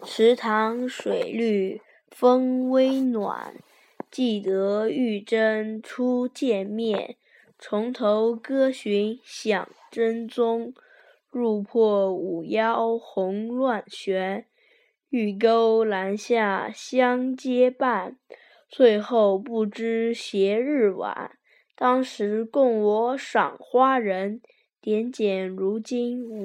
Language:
Chinese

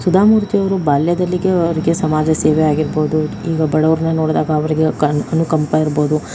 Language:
Kannada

